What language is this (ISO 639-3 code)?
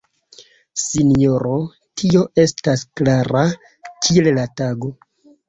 epo